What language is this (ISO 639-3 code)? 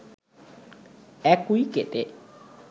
ben